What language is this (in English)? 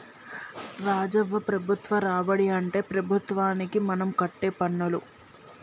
Telugu